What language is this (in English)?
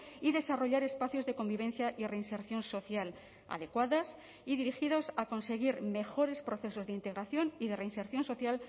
Spanish